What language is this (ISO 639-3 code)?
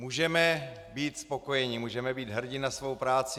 ces